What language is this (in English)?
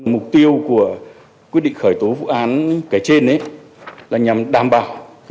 Vietnamese